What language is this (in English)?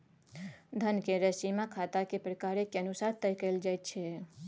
Maithili